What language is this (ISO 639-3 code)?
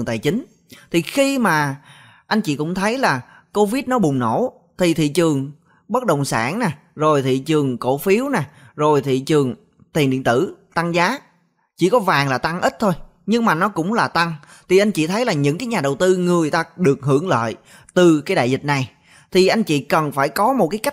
vie